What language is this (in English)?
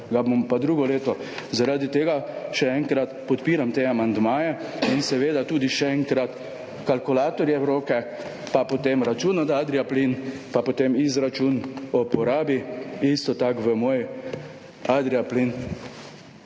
Slovenian